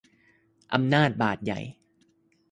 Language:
Thai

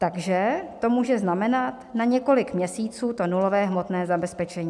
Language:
Czech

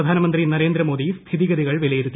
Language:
Malayalam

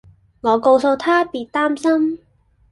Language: Cantonese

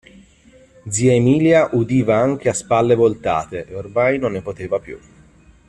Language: Italian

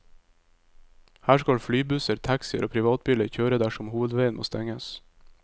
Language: Norwegian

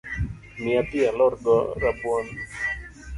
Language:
Luo (Kenya and Tanzania)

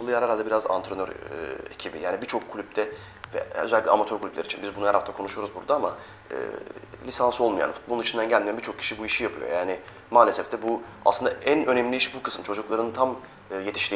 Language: Turkish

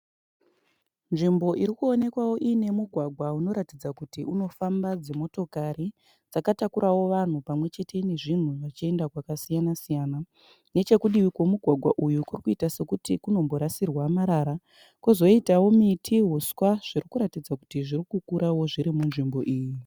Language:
Shona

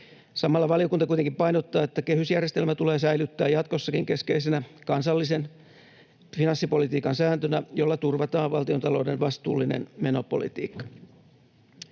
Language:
Finnish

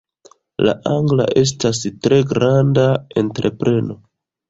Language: Esperanto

